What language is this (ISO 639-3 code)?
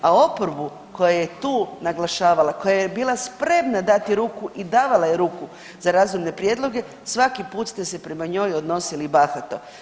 hrv